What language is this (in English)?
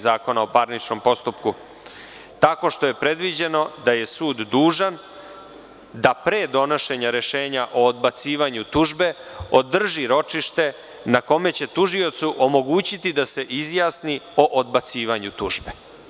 Serbian